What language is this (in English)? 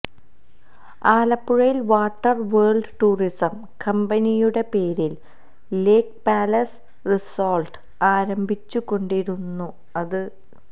Malayalam